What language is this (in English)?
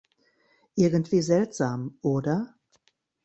German